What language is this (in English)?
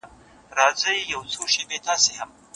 Pashto